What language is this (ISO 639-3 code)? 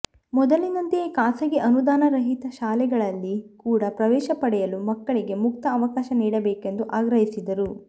kan